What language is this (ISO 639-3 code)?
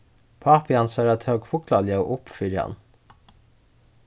fao